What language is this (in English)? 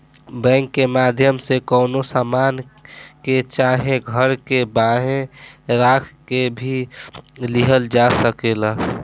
Bhojpuri